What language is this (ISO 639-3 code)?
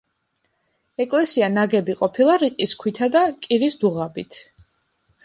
kat